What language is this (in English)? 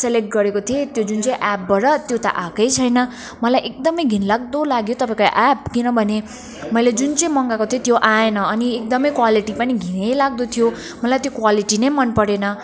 Nepali